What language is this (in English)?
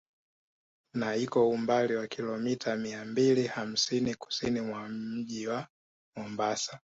Swahili